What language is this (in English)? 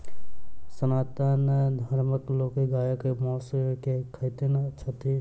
Maithili